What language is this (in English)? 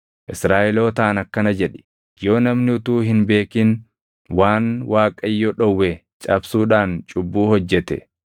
Oromo